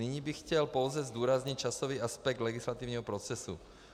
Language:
Czech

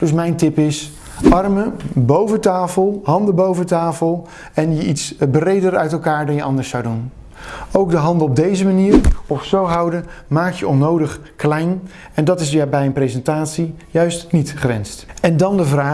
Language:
Dutch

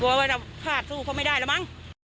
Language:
Thai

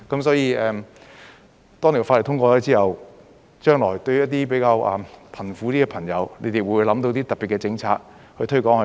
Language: Cantonese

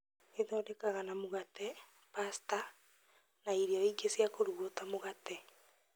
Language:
Kikuyu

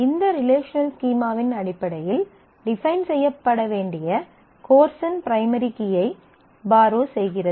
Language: Tamil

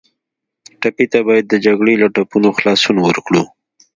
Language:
Pashto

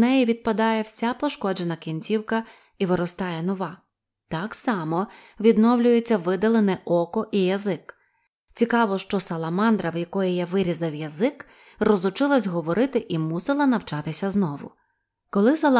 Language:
Ukrainian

